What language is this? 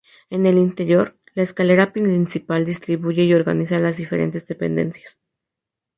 Spanish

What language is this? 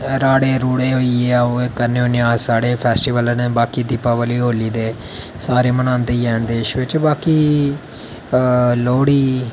Dogri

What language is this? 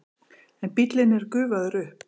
Icelandic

